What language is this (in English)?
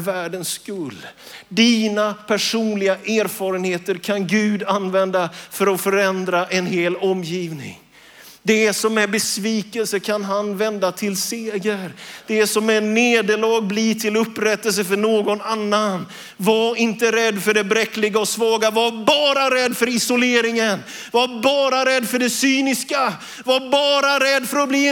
Swedish